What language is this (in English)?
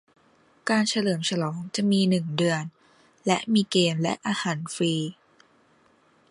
Thai